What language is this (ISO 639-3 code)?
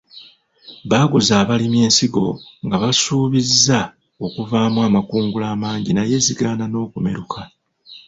lug